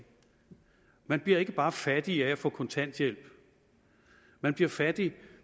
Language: Danish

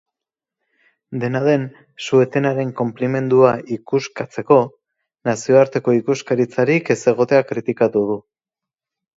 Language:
Basque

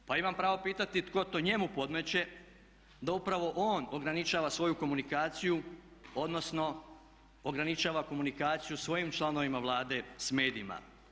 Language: Croatian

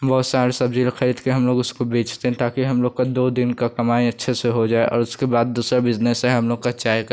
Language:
Hindi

